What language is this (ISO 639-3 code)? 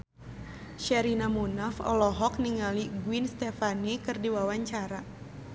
sun